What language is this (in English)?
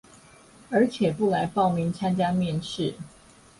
Chinese